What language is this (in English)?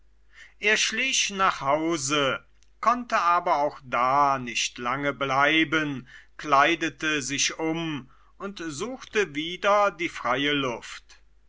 German